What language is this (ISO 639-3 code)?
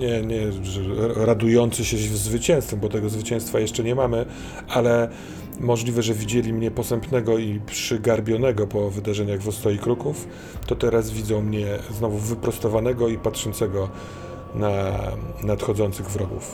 pol